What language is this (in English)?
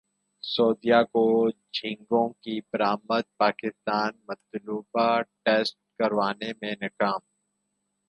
Urdu